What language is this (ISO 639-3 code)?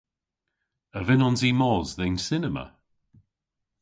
cor